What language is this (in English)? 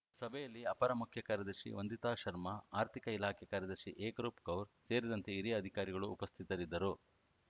Kannada